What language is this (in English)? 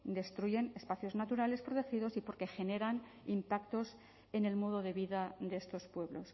Spanish